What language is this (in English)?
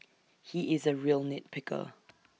English